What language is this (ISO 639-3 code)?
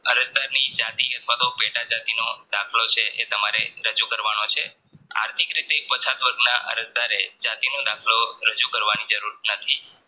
guj